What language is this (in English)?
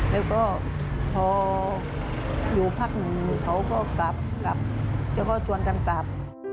Thai